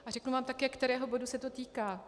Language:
Czech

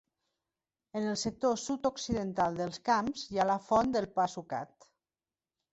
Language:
Catalan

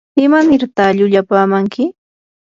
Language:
Yanahuanca Pasco Quechua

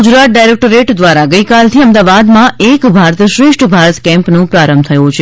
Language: Gujarati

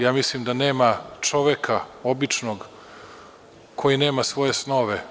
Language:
Serbian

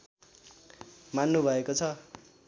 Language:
Nepali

